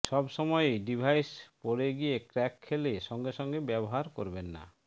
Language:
Bangla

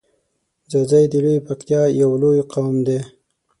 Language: Pashto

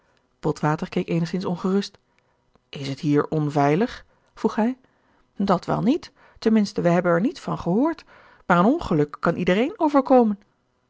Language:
Dutch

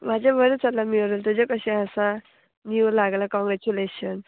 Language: Konkani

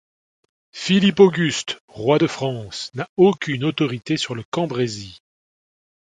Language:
French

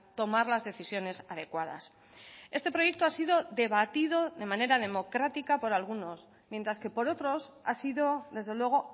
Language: Spanish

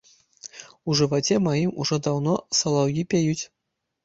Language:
Belarusian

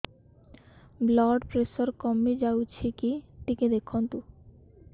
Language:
Odia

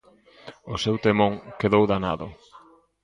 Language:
Galician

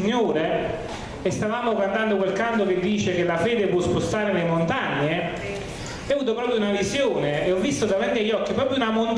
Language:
Italian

